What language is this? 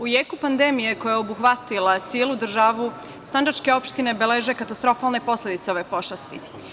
Serbian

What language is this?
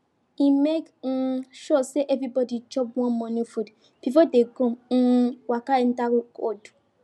Nigerian Pidgin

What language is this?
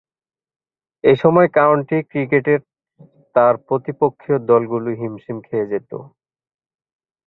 Bangla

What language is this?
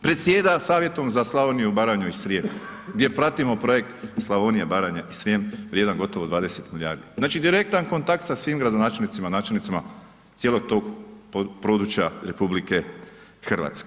Croatian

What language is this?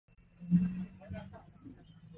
Swahili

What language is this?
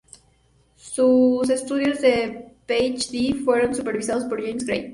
Spanish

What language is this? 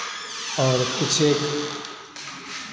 Hindi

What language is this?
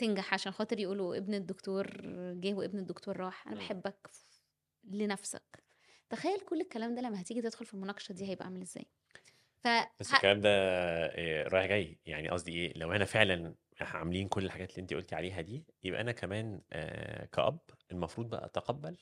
Arabic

